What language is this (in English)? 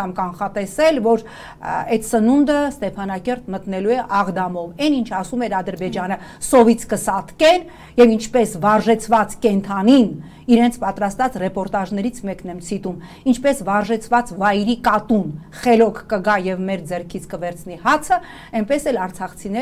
Romanian